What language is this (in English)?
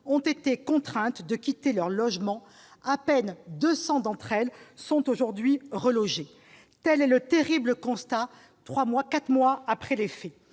French